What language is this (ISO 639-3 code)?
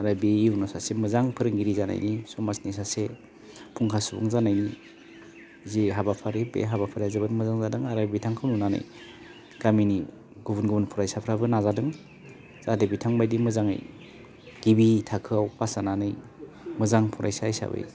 brx